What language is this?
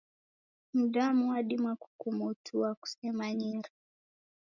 Taita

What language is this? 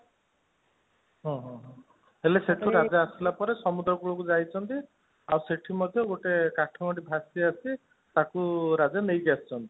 Odia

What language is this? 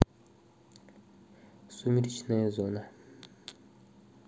Russian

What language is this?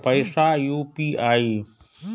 Maithili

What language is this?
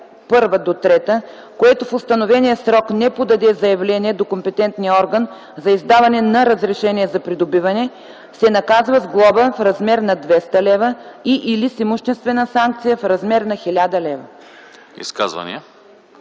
Bulgarian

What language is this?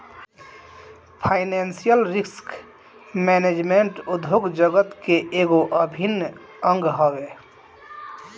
Bhojpuri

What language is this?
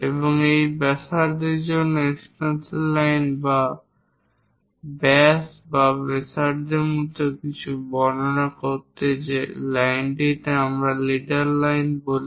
Bangla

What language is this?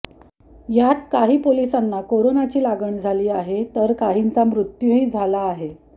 Marathi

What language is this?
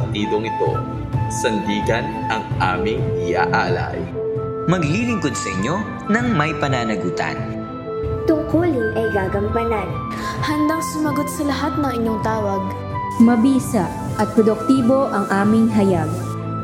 Filipino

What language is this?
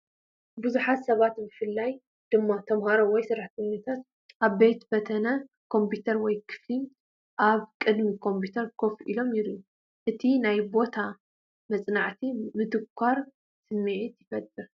Tigrinya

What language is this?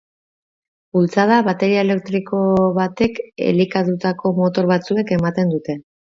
Basque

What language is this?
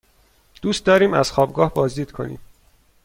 Persian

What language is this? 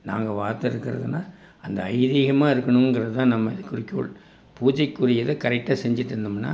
Tamil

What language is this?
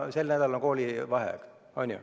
Estonian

